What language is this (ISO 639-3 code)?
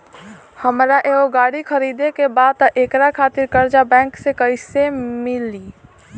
bho